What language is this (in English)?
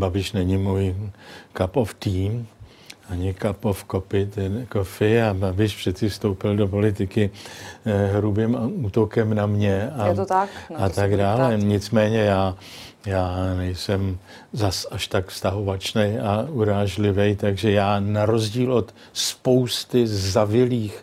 Czech